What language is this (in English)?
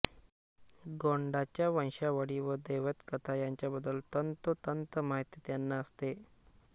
Marathi